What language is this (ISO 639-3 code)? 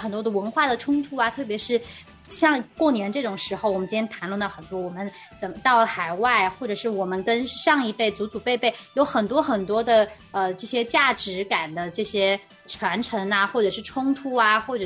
zho